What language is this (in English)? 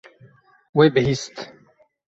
Kurdish